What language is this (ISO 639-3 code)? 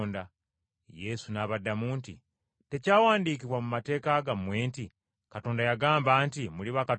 lug